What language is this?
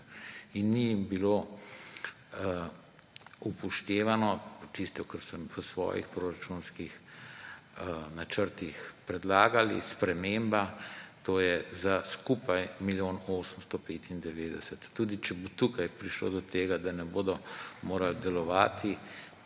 Slovenian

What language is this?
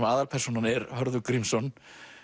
Icelandic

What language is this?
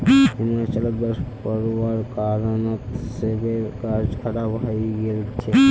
Magahi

